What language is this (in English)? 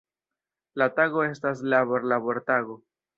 Esperanto